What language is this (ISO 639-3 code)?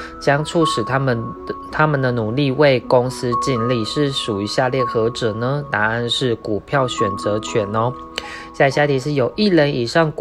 zho